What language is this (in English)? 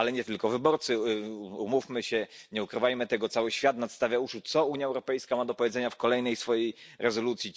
Polish